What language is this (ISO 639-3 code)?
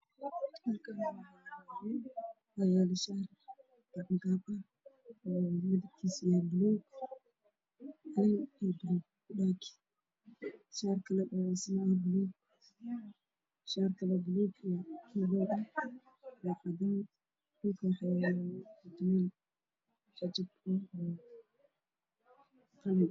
som